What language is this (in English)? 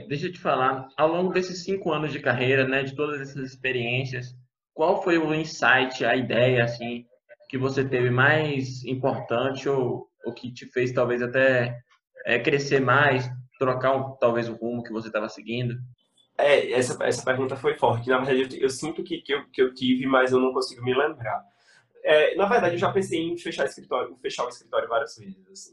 Portuguese